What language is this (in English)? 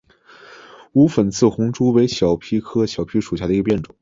Chinese